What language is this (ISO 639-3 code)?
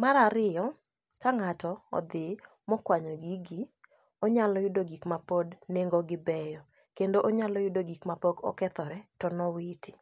luo